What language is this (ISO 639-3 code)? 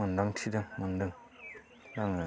brx